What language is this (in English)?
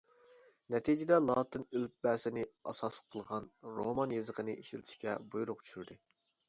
Uyghur